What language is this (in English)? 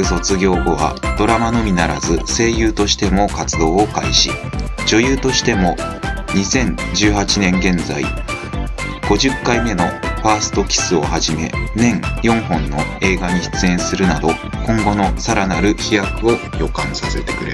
Japanese